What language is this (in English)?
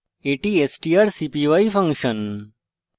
Bangla